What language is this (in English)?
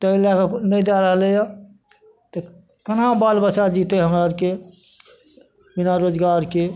Maithili